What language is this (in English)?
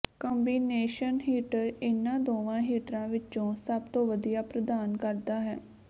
Punjabi